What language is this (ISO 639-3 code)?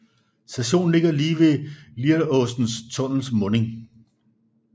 dan